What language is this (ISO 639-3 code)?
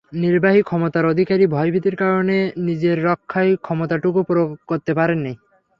ben